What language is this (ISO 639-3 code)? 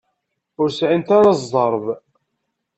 kab